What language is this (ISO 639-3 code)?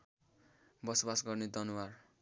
nep